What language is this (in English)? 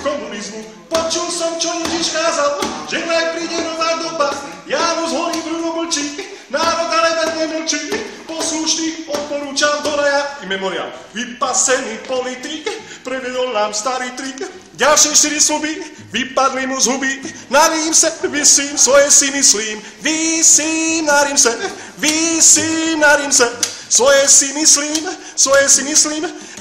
Czech